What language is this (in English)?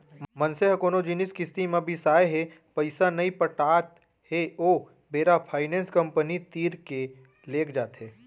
Chhattisgarhi